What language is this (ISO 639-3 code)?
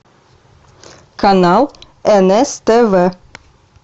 rus